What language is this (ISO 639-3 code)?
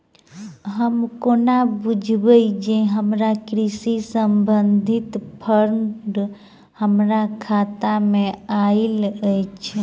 mai